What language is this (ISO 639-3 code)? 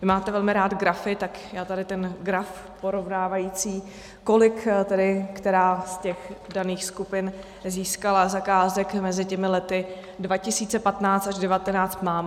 ces